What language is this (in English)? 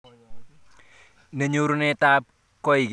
Kalenjin